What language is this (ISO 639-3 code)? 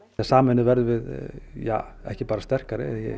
isl